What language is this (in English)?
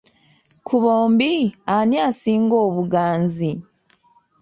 Ganda